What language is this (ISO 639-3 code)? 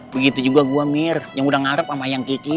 ind